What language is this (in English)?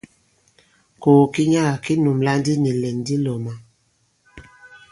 Bankon